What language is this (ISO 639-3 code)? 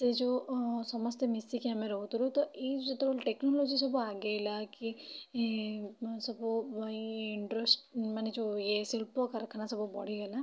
ori